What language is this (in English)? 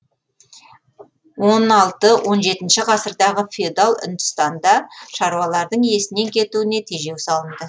Kazakh